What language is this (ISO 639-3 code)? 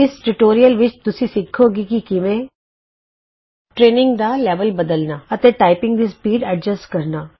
pan